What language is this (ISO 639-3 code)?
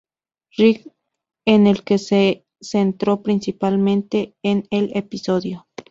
spa